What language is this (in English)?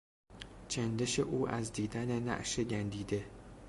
Persian